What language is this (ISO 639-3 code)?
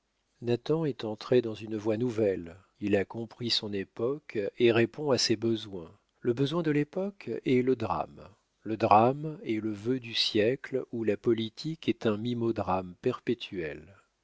fra